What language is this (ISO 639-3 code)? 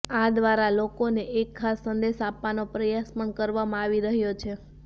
guj